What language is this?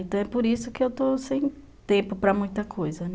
Portuguese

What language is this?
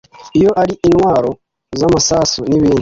Kinyarwanda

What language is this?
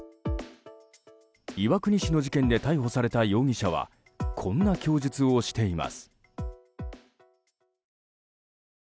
Japanese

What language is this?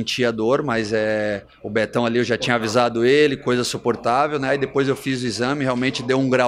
Portuguese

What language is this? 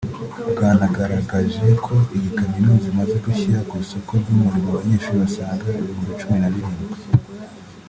Kinyarwanda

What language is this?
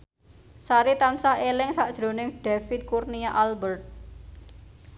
Javanese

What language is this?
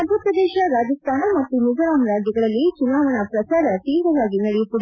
Kannada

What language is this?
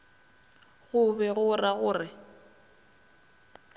Northern Sotho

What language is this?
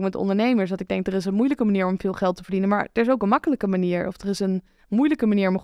Dutch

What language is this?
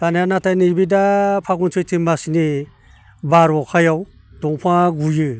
Bodo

